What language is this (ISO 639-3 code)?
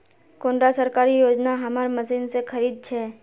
mag